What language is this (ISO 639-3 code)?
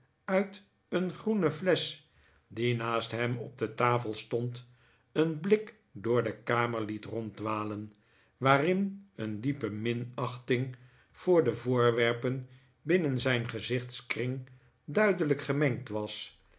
nld